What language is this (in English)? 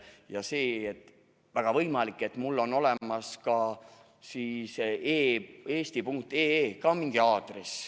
Estonian